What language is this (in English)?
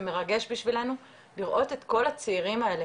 Hebrew